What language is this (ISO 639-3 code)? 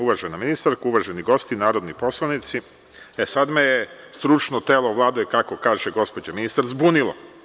srp